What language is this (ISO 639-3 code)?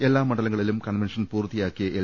mal